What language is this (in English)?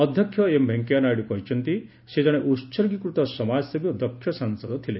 Odia